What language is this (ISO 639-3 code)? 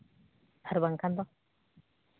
sat